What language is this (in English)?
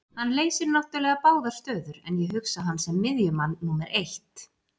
Icelandic